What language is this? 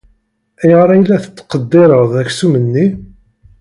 Kabyle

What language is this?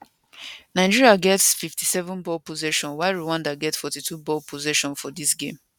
Nigerian Pidgin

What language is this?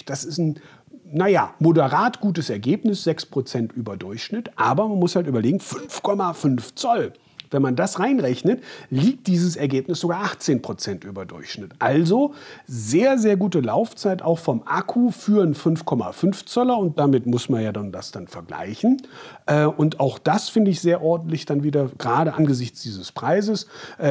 German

